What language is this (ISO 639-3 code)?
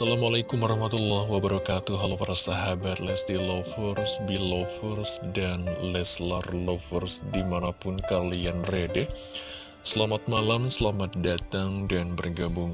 ind